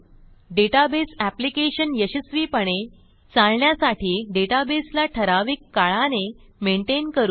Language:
Marathi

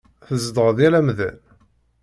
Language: Kabyle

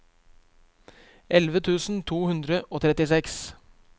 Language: Norwegian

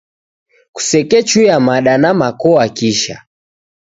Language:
Taita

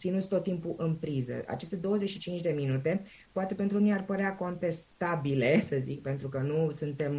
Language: Romanian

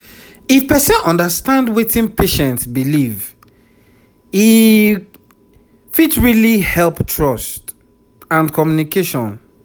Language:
Nigerian Pidgin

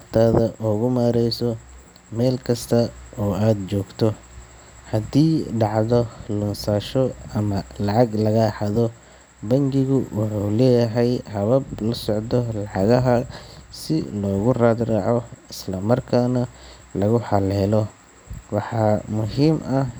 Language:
Somali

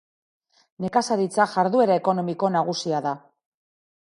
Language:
Basque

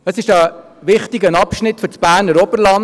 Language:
Swiss German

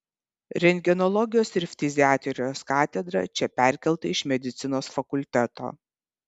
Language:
Lithuanian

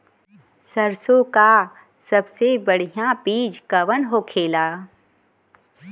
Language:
Bhojpuri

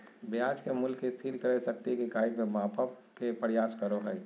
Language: Magahi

